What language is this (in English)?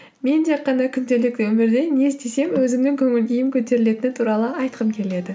Kazakh